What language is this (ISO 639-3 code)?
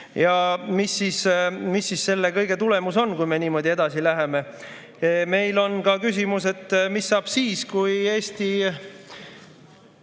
est